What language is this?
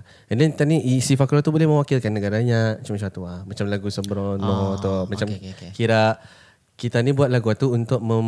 Malay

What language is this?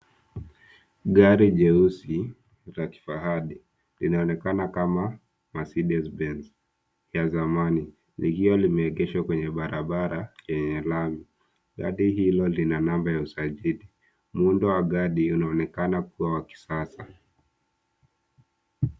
Swahili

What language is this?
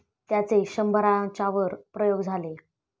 Marathi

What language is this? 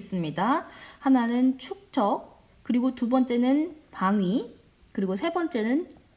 Korean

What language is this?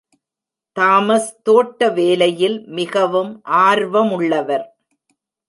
Tamil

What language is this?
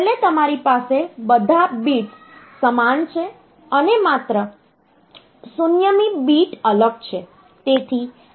Gujarati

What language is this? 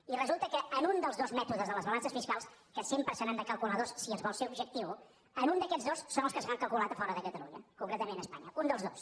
Catalan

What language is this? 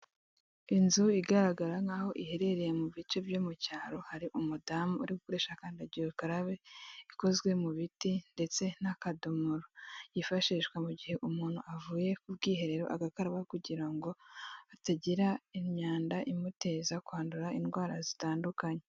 Kinyarwanda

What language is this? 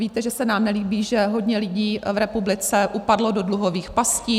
Czech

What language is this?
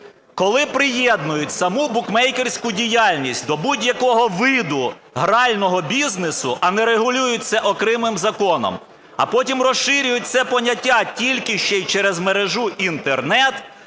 Ukrainian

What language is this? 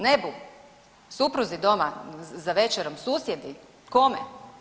Croatian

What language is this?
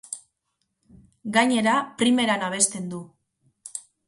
Basque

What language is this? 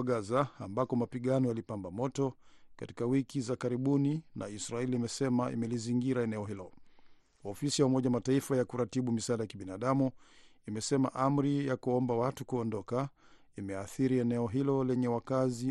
Swahili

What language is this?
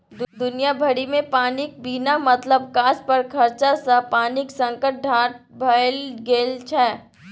Maithili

